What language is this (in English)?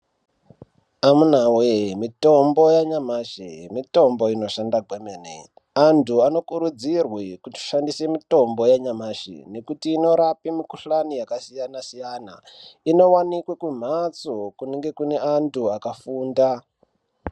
Ndau